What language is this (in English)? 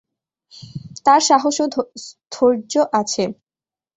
Bangla